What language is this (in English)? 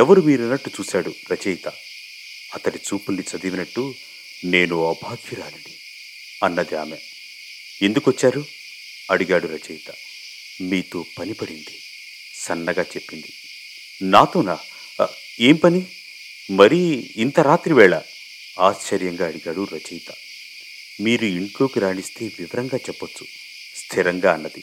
Telugu